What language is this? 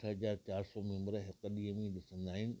Sindhi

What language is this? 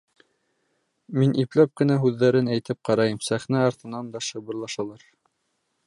Bashkir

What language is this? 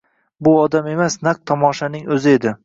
Uzbek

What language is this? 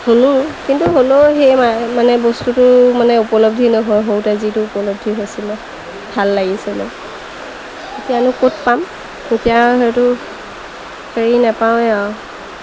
Assamese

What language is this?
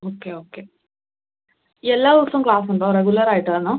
Malayalam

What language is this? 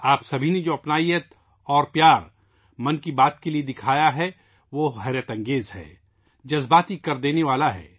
Urdu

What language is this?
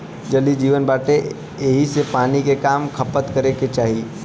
Bhojpuri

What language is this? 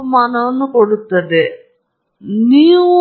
Kannada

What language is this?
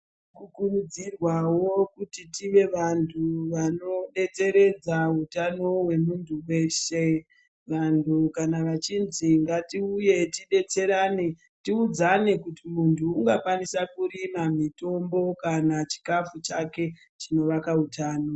Ndau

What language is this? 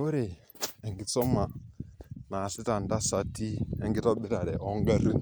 Masai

